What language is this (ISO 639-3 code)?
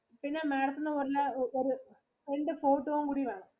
mal